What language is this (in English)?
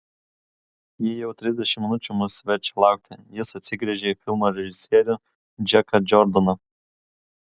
Lithuanian